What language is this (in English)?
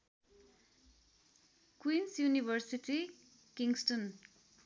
Nepali